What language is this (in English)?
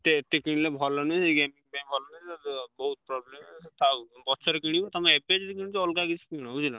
Odia